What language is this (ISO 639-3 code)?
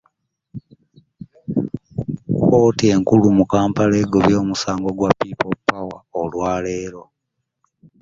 lug